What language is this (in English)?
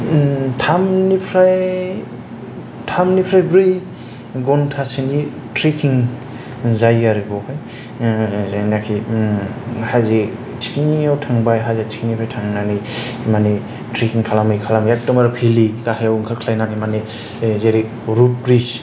Bodo